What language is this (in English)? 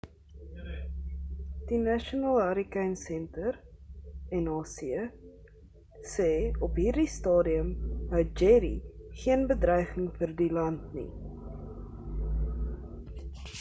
Afrikaans